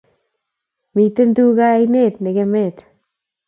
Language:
Kalenjin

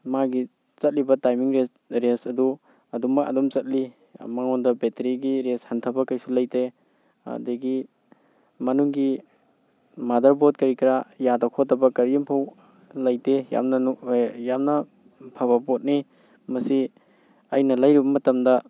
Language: Manipuri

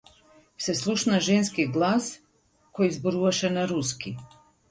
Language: Macedonian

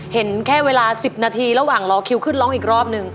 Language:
Thai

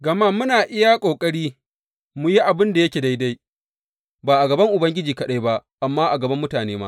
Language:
Hausa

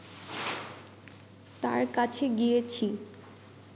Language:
Bangla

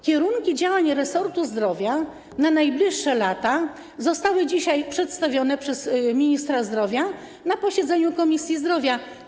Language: Polish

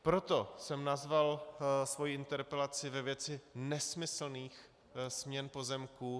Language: Czech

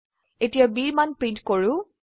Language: Assamese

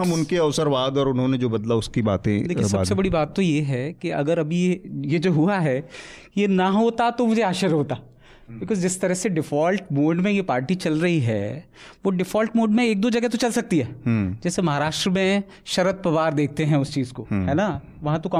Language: Hindi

